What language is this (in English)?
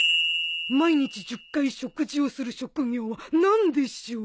Japanese